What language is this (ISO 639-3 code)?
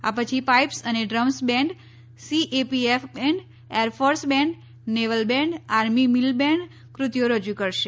guj